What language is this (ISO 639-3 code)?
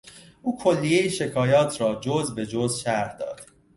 fas